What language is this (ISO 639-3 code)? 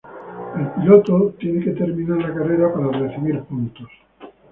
spa